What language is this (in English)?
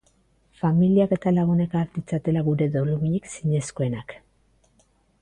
Basque